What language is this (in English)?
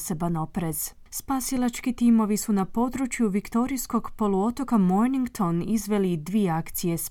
Croatian